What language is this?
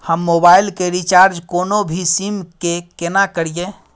Maithili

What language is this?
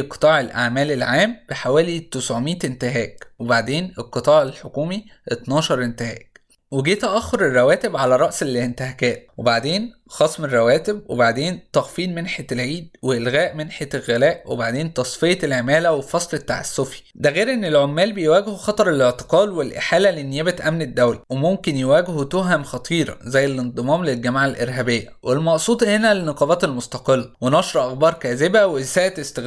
Arabic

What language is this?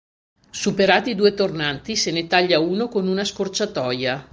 Italian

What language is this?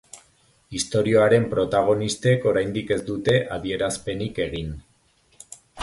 Basque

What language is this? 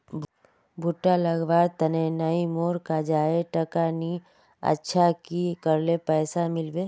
Magahi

